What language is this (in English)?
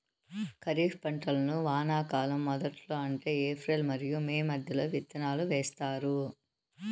Telugu